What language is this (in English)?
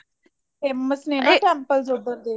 Punjabi